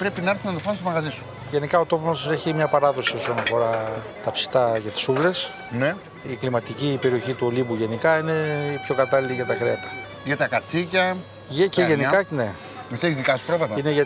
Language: Greek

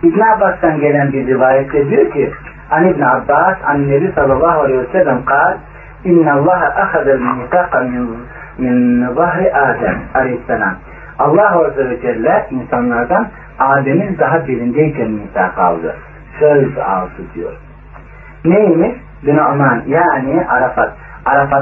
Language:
Turkish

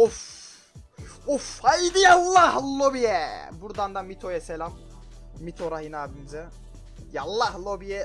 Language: Turkish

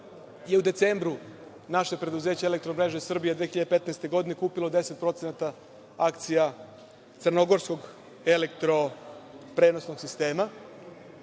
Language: Serbian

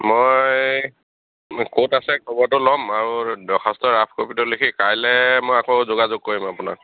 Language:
Assamese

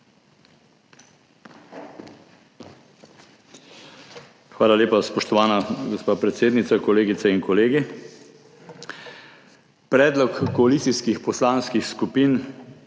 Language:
Slovenian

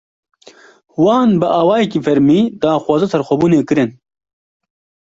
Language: Kurdish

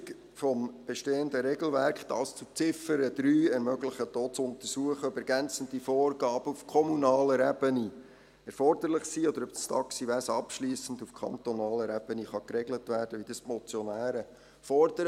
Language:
Swiss German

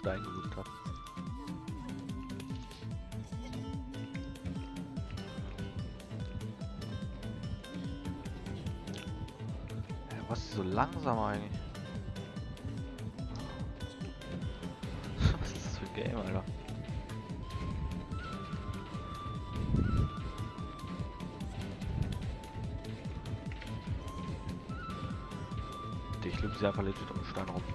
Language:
German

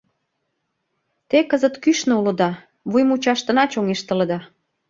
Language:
Mari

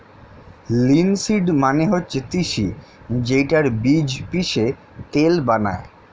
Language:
Bangla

